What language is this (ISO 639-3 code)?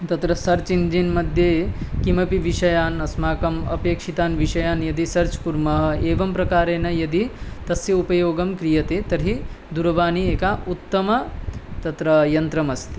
san